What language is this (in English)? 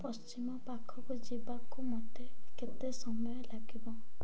Odia